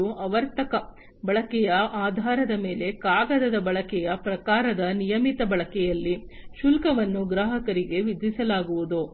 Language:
Kannada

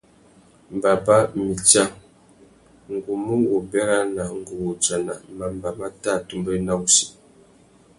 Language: Tuki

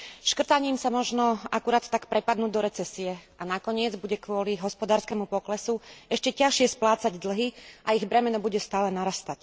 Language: Slovak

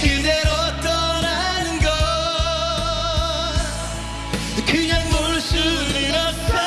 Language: Korean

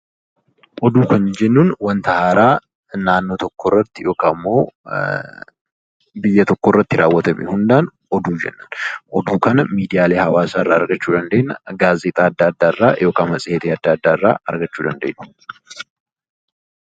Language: Oromo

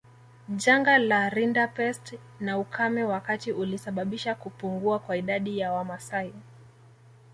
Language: Swahili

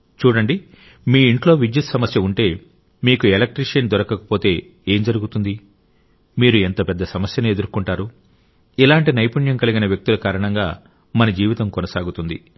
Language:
Telugu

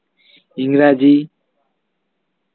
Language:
Santali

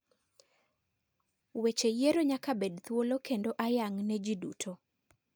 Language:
Luo (Kenya and Tanzania)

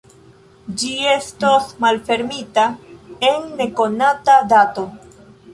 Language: Esperanto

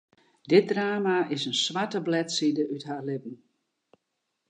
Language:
Western Frisian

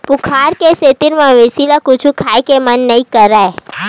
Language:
Chhattisgarhi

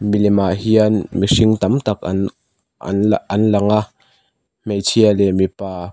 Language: Mizo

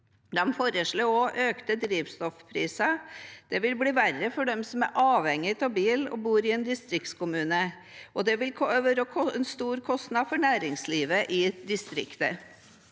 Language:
Norwegian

